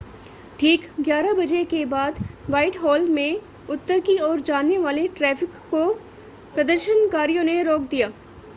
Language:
Hindi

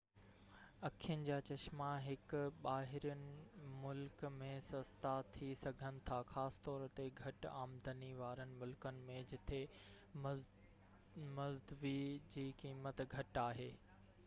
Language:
Sindhi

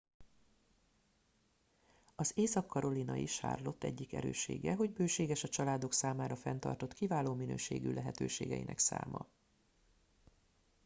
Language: Hungarian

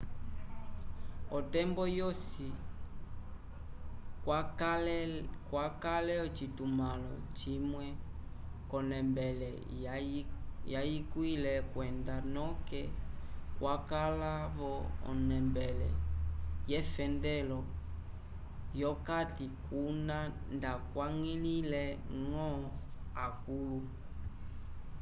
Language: Umbundu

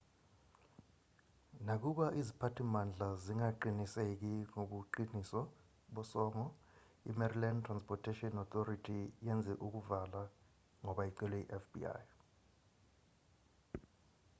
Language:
Zulu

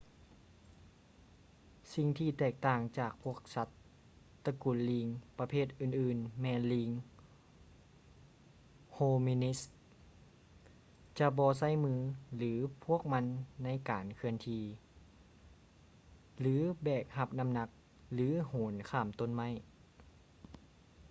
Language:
Lao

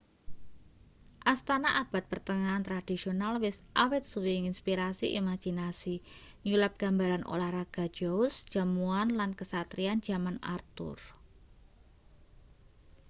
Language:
Javanese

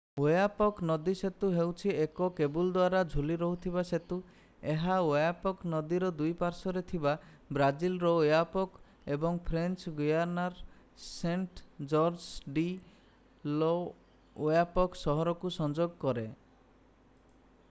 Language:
Odia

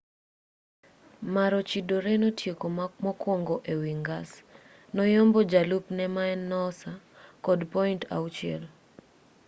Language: Luo (Kenya and Tanzania)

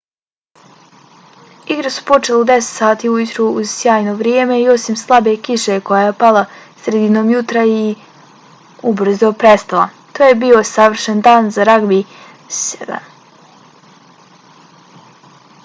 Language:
Bosnian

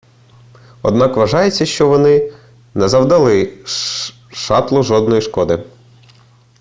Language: Ukrainian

